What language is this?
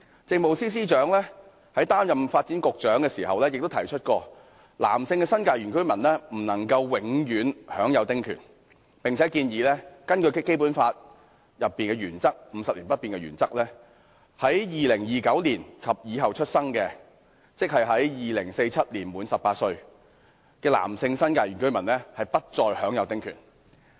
Cantonese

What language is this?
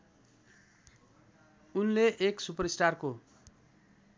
Nepali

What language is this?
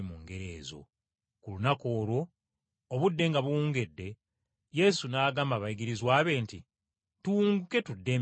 Ganda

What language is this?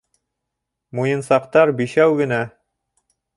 Bashkir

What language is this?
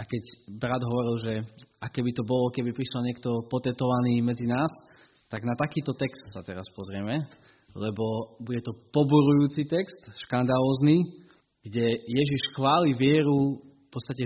Slovak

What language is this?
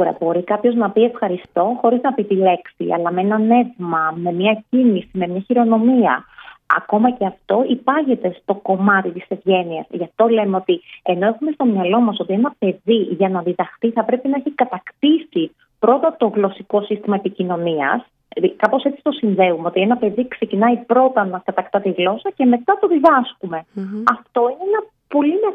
Greek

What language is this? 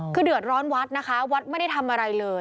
Thai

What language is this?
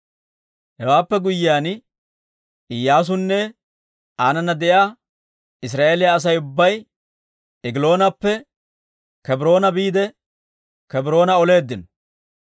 Dawro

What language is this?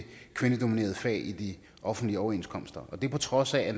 Danish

